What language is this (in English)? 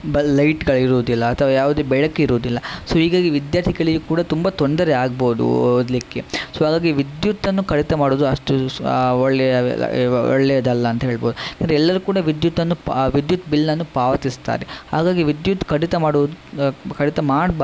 Kannada